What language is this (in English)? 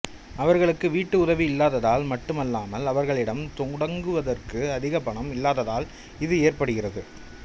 Tamil